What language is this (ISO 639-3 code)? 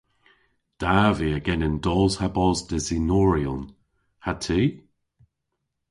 cor